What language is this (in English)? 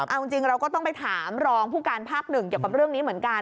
Thai